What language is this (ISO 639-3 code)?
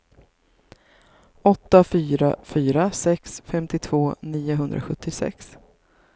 swe